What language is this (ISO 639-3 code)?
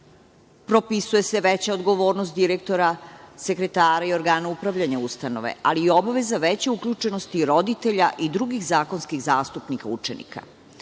srp